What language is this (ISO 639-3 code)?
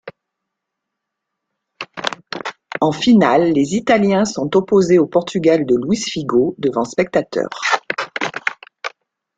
fra